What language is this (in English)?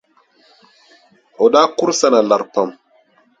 Dagbani